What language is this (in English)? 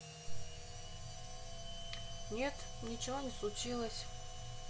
Russian